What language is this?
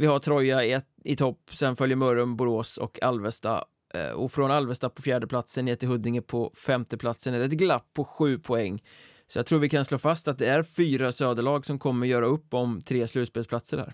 Swedish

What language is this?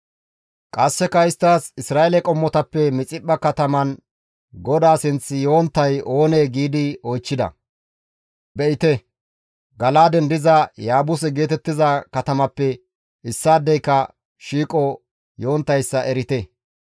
Gamo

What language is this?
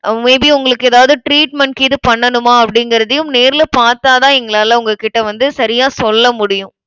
Tamil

